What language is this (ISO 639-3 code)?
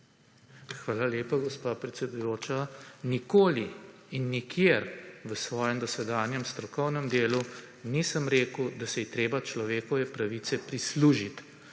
slv